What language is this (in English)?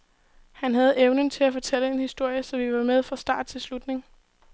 Danish